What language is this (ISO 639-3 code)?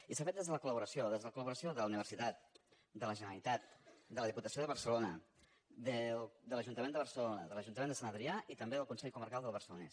cat